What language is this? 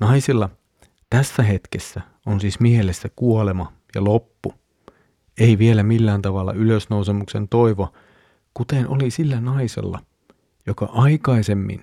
Finnish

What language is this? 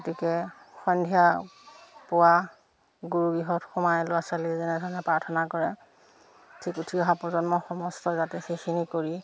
Assamese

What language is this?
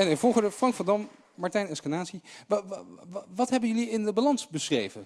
Dutch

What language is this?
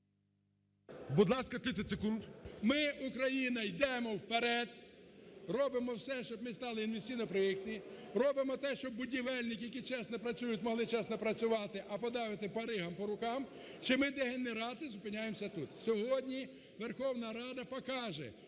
Ukrainian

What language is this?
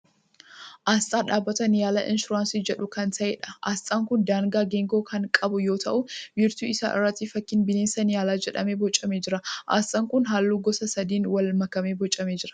Oromo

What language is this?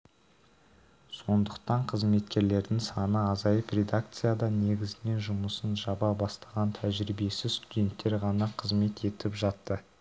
Kazakh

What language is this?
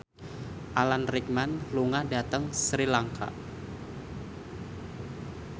Javanese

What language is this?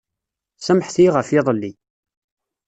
Kabyle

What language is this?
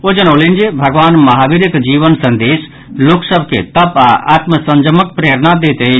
Maithili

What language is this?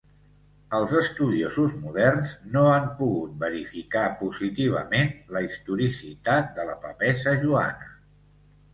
Catalan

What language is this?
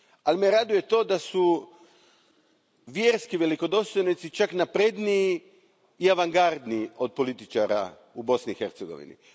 Croatian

